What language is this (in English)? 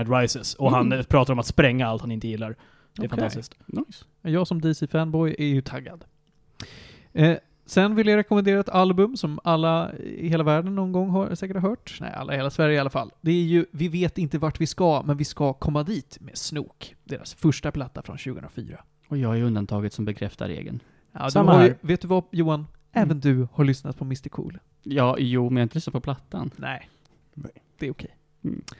Swedish